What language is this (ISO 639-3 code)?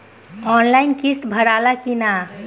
bho